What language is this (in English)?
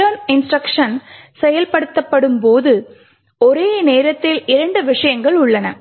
Tamil